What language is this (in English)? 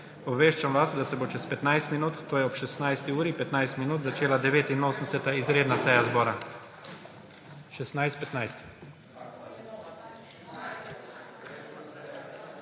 Slovenian